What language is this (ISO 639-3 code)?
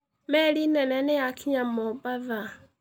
kik